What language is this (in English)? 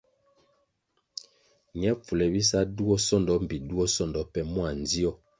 Kwasio